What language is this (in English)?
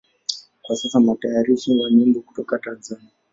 Swahili